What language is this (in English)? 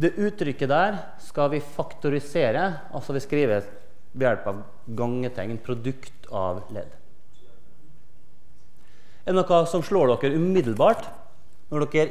Norwegian